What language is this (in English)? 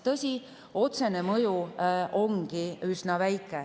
Estonian